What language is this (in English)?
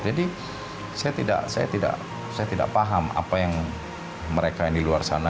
Indonesian